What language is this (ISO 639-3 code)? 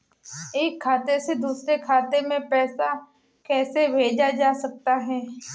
hin